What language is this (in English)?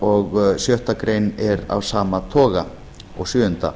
Icelandic